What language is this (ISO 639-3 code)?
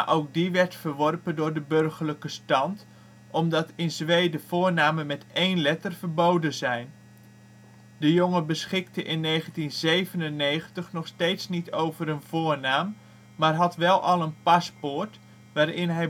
nld